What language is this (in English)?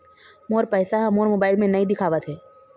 Chhattisgarhi